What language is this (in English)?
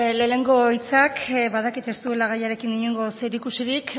Basque